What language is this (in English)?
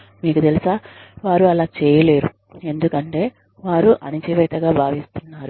Telugu